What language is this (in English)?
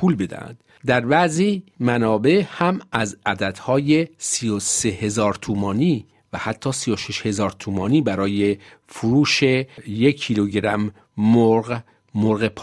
Persian